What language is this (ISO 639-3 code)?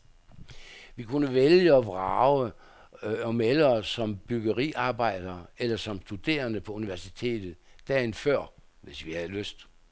dan